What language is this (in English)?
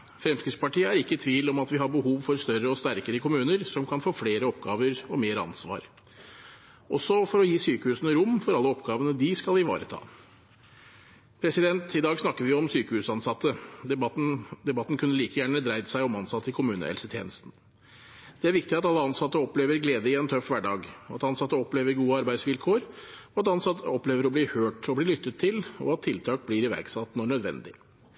Norwegian Bokmål